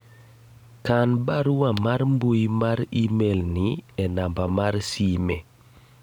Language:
Luo (Kenya and Tanzania)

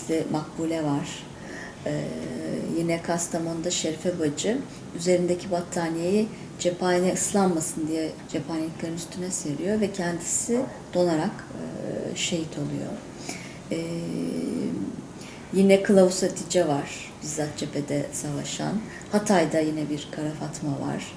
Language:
Turkish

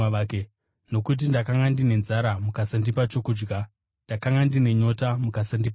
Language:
Shona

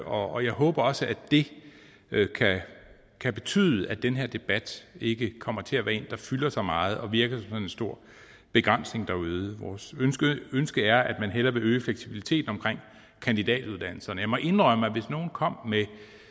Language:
Danish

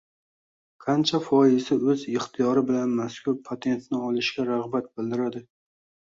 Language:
Uzbek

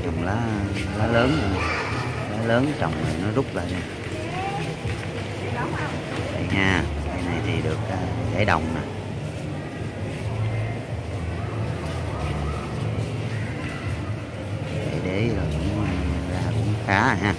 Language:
Vietnamese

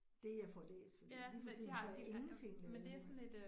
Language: Danish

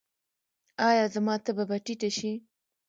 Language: Pashto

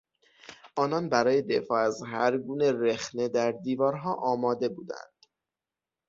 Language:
Persian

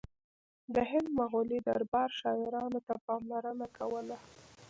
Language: Pashto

